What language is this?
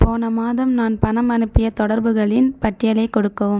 Tamil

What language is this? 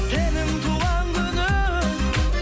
Kazakh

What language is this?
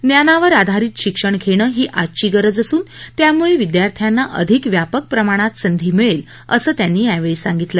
Marathi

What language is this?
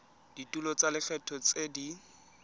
Tswana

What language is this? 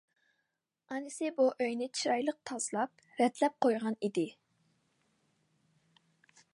Uyghur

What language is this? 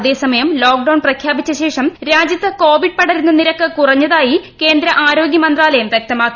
Malayalam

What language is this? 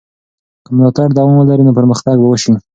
Pashto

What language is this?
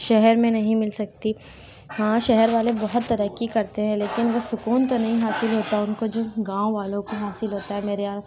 Urdu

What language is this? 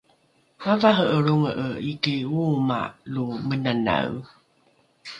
Rukai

